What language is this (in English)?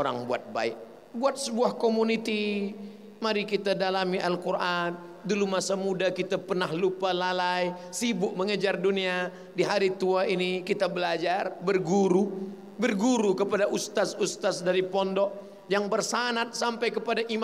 Malay